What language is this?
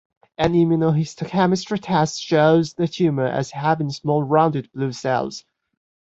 English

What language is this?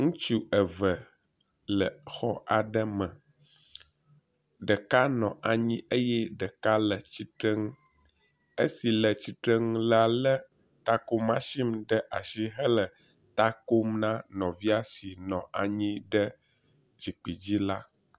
Ewe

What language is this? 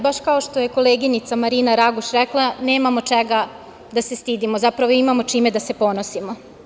Serbian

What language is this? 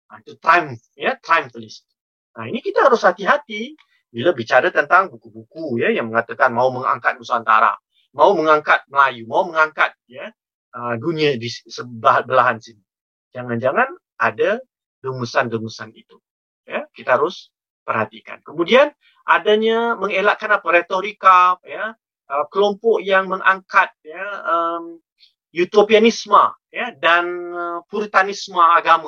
Malay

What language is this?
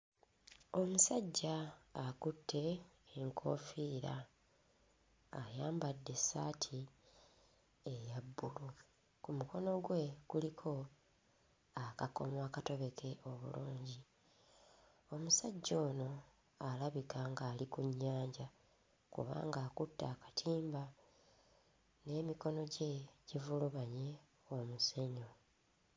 Ganda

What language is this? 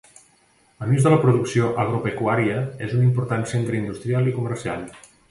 Catalan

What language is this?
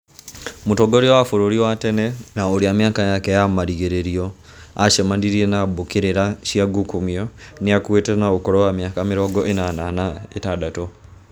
Kikuyu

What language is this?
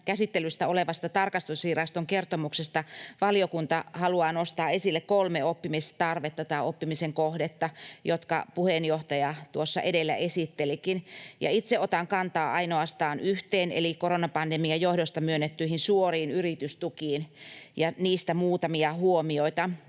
Finnish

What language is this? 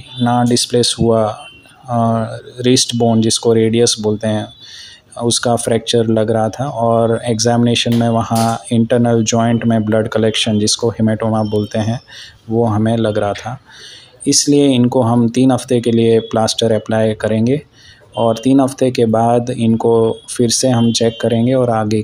Hindi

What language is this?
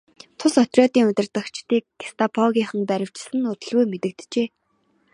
Mongolian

